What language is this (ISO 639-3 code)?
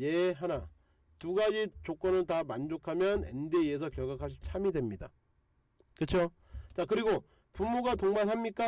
kor